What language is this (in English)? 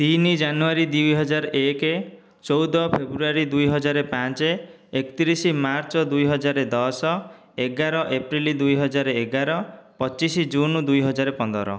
Odia